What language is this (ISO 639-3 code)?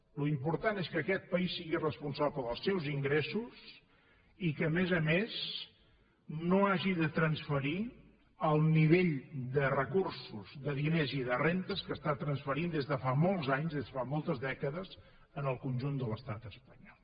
cat